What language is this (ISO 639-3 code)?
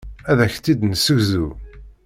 kab